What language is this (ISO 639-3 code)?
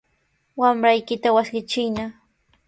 qws